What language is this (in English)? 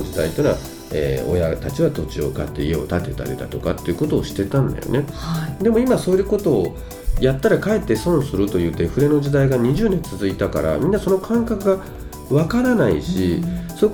Japanese